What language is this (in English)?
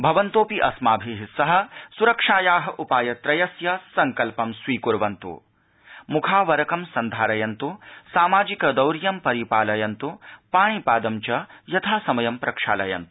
Sanskrit